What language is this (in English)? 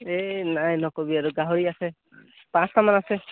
Assamese